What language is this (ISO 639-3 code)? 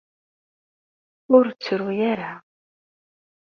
kab